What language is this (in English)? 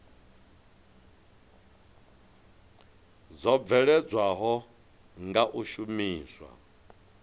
Venda